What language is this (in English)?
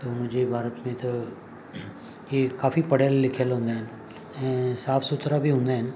Sindhi